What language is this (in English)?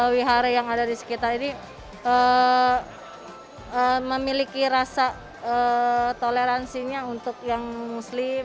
Indonesian